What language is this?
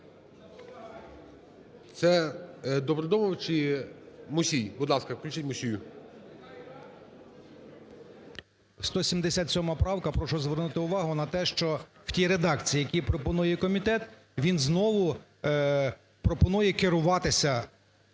Ukrainian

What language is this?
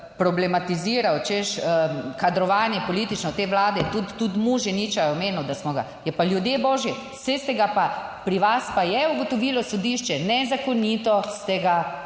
Slovenian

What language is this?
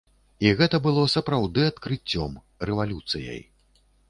Belarusian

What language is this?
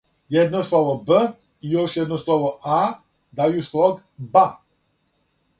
Serbian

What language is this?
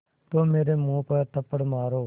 Hindi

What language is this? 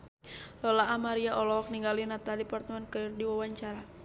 Sundanese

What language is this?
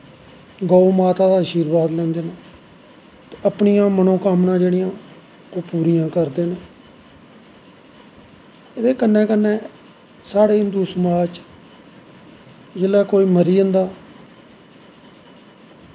Dogri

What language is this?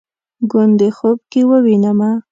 Pashto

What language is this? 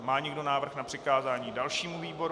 Czech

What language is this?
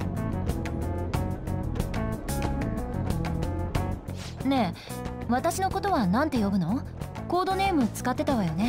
Japanese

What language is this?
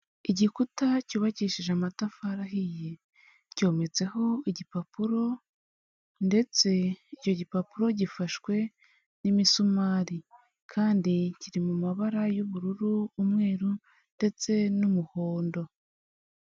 Kinyarwanda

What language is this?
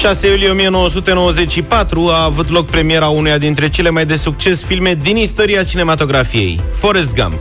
Romanian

